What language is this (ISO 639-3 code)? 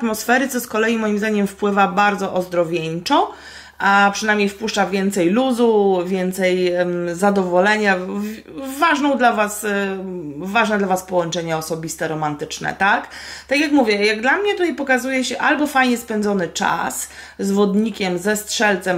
pol